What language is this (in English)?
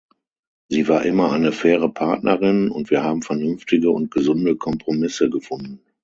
German